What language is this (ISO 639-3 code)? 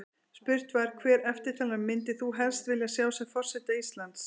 isl